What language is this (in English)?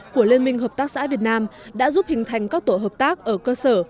Vietnamese